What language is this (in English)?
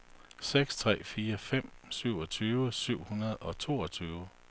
Danish